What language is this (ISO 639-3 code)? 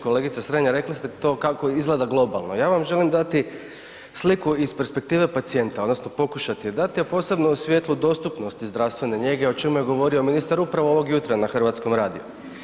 hrv